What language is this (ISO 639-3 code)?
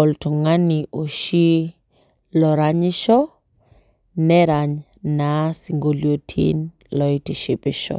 mas